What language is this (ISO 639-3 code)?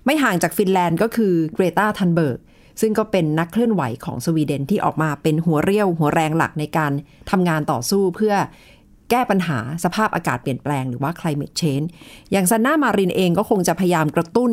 tha